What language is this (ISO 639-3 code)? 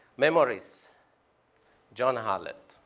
eng